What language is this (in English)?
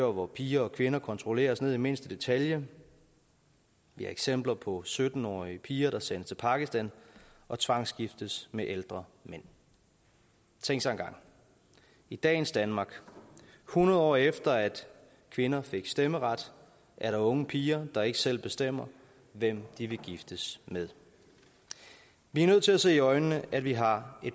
Danish